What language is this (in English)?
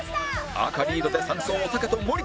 Japanese